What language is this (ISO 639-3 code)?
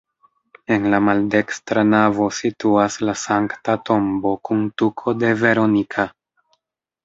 epo